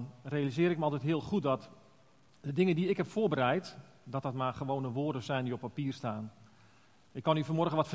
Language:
Dutch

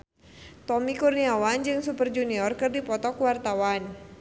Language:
Sundanese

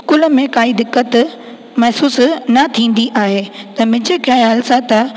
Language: Sindhi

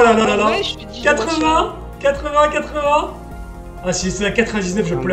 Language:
French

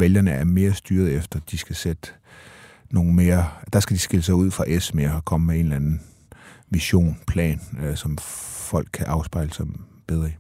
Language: Danish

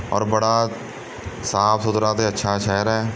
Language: Punjabi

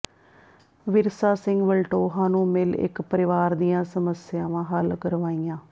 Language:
Punjabi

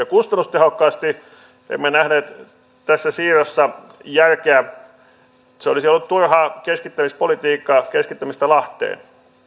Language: Finnish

